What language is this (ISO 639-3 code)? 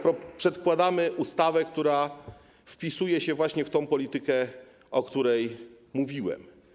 pol